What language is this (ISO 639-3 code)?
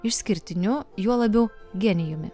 lit